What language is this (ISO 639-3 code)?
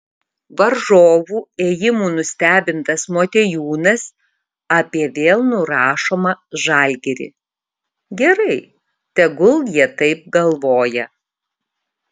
lit